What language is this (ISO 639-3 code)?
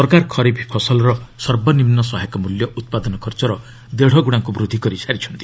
ori